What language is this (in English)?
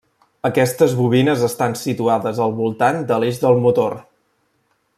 Catalan